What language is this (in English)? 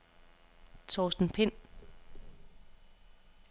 Danish